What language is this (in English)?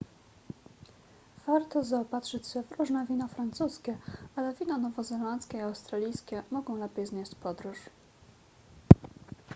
Polish